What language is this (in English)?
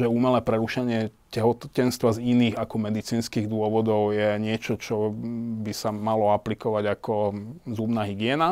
Slovak